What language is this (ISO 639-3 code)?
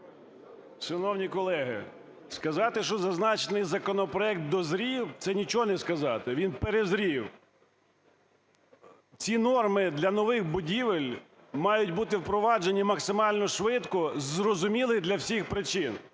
ukr